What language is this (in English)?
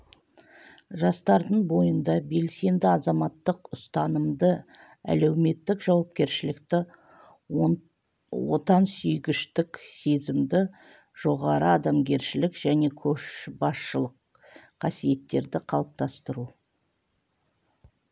Kazakh